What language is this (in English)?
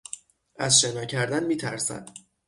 Persian